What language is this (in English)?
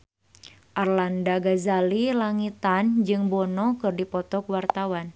Sundanese